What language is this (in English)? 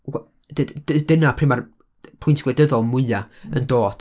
Welsh